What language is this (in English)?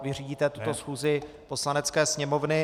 Czech